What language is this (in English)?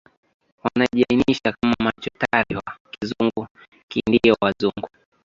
Swahili